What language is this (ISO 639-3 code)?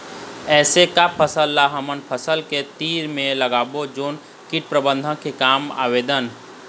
hne